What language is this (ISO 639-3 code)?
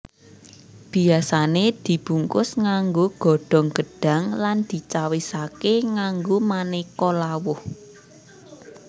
jav